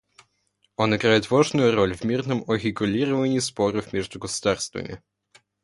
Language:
Russian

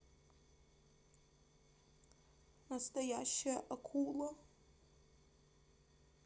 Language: Russian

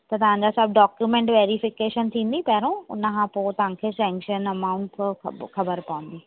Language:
Sindhi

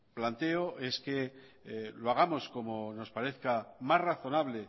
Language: Spanish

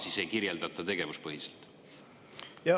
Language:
Estonian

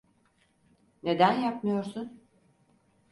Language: Turkish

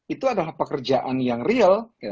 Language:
Indonesian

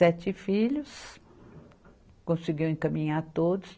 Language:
Portuguese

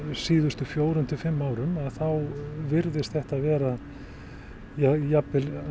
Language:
Icelandic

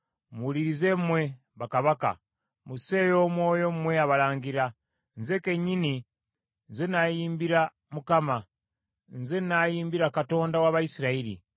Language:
Ganda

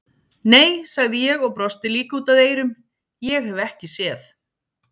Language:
Icelandic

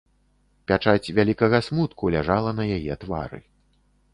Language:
Belarusian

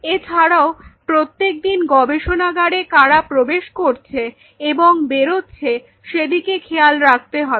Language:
Bangla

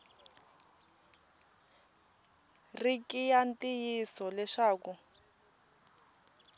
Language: Tsonga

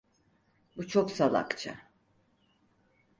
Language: Turkish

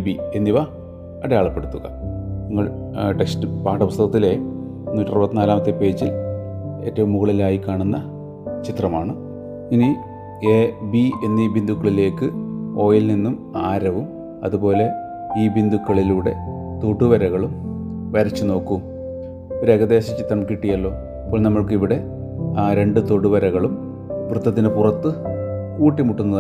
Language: Malayalam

